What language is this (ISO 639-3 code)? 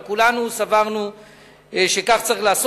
heb